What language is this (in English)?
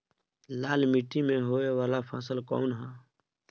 Bhojpuri